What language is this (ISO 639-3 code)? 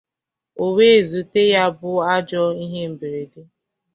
ibo